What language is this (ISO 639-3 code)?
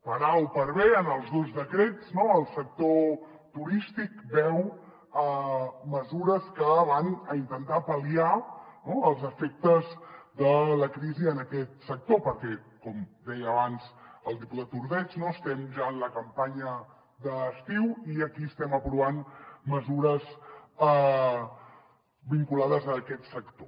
cat